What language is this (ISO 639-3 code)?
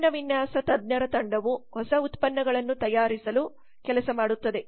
kan